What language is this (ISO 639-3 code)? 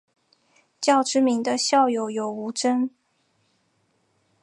zho